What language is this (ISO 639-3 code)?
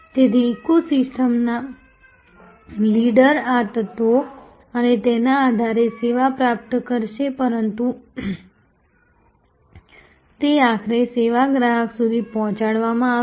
guj